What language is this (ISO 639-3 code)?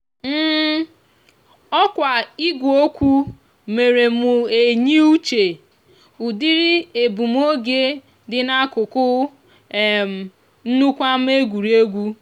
ibo